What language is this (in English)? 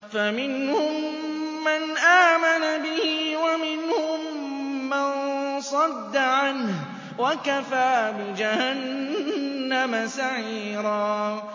Arabic